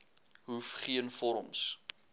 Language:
Afrikaans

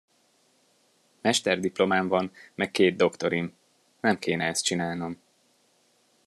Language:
Hungarian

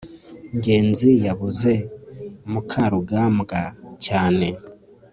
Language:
Kinyarwanda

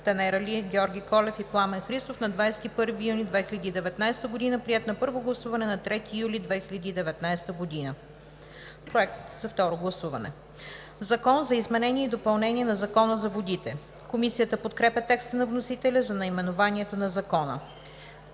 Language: Bulgarian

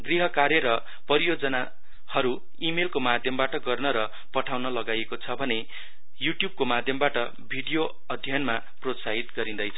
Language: Nepali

